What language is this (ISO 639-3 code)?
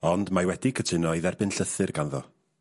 cym